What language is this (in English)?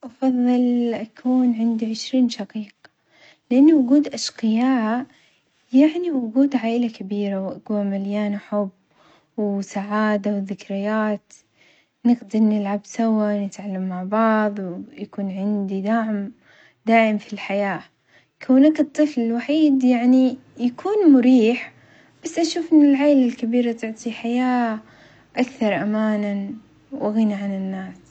Omani Arabic